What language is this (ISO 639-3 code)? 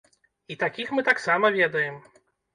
bel